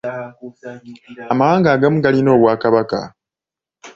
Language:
Ganda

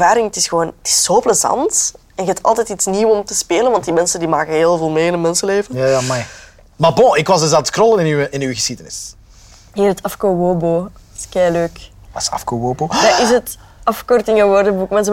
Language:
Dutch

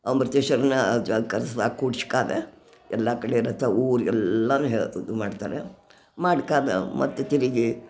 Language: Kannada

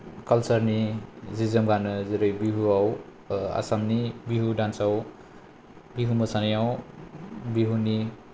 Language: Bodo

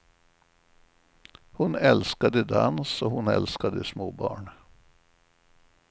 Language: Swedish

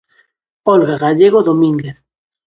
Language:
Galician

